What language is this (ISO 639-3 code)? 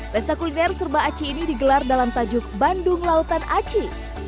ind